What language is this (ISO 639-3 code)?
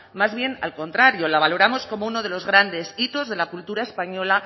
spa